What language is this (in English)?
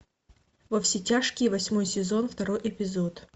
Russian